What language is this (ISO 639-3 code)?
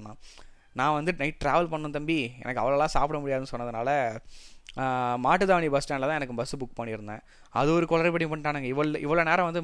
tam